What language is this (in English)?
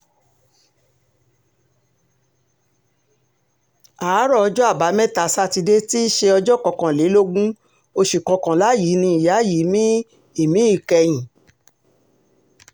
Yoruba